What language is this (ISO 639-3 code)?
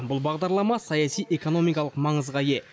kaz